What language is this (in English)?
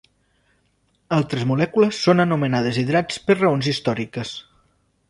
Catalan